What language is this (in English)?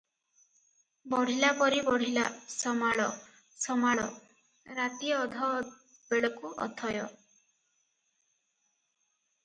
Odia